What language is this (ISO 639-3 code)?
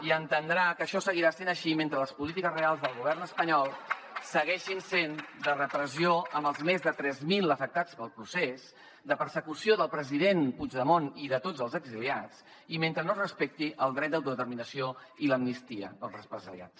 cat